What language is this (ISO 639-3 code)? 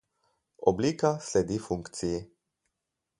slv